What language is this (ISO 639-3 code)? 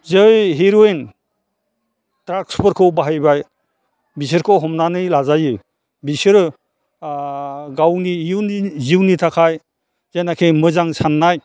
brx